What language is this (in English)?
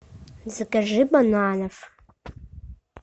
Russian